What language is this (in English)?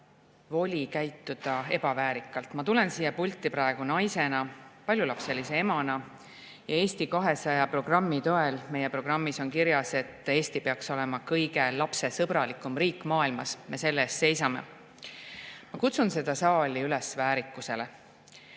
Estonian